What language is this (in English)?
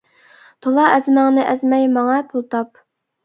Uyghur